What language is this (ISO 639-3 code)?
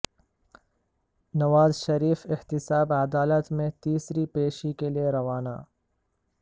urd